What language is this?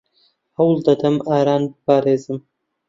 Central Kurdish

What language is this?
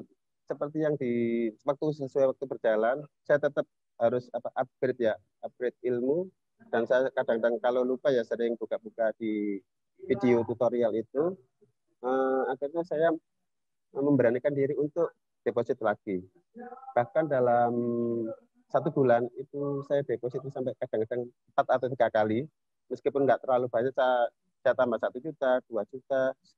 Indonesian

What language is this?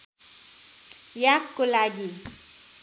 Nepali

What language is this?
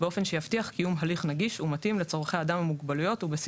Hebrew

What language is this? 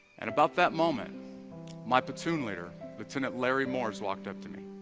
English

